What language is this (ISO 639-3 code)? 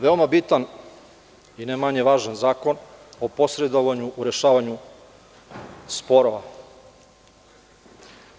srp